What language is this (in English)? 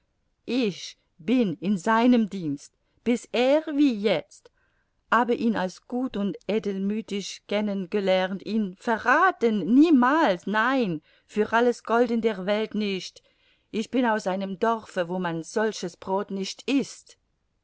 German